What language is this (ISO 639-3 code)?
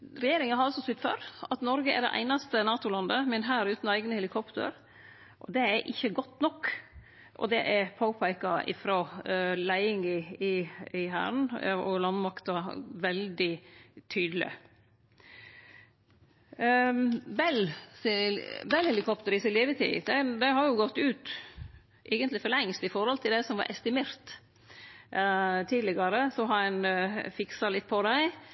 nno